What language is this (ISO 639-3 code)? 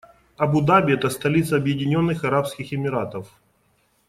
rus